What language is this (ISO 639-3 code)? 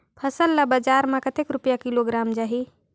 hne